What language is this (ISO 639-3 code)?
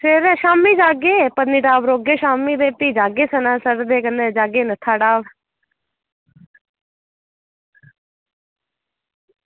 doi